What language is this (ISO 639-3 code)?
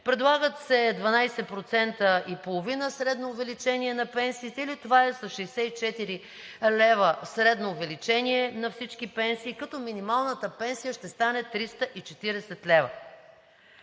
bul